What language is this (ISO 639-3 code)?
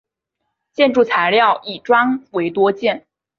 zho